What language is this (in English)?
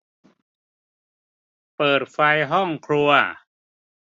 Thai